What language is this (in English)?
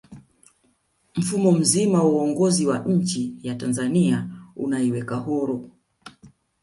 Swahili